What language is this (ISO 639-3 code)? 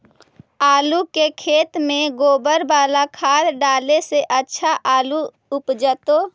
mag